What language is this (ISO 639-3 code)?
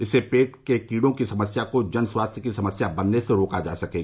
hin